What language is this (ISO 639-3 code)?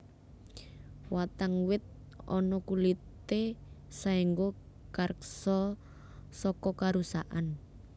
jav